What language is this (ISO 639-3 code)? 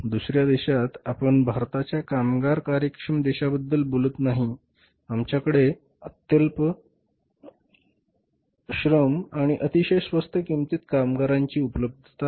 mar